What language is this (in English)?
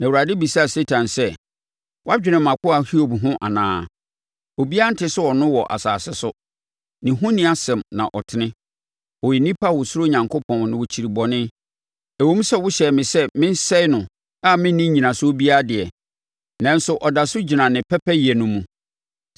Akan